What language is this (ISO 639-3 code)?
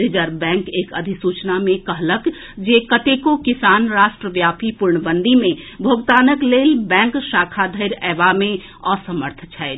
mai